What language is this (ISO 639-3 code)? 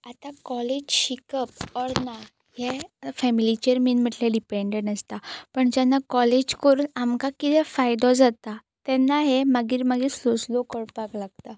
kok